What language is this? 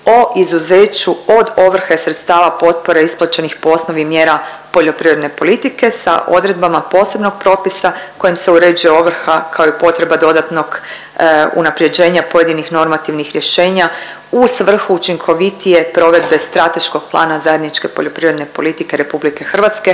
Croatian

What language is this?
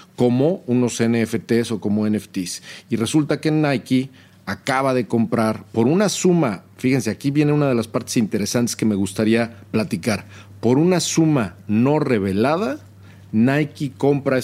Spanish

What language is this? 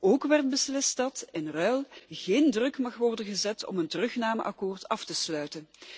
Dutch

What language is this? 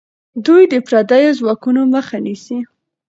Pashto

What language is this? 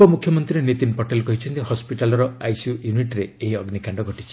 Odia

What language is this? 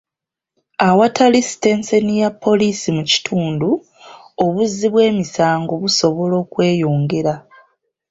Ganda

